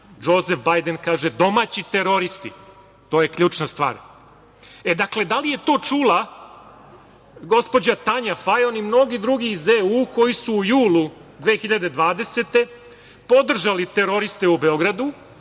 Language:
Serbian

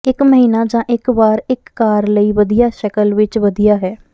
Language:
Punjabi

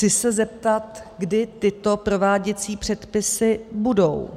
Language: Czech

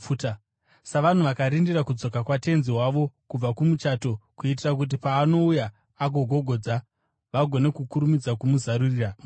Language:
Shona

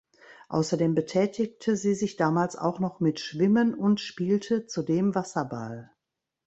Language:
German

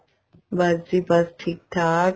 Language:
Punjabi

